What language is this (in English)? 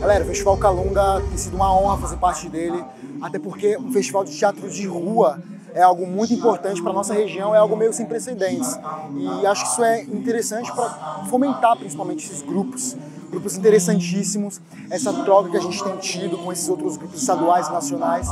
Portuguese